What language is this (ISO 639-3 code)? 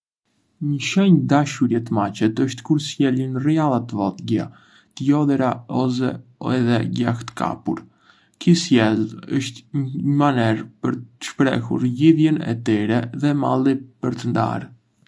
aae